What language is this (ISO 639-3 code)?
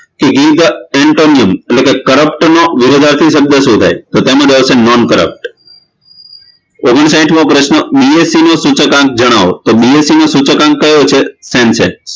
guj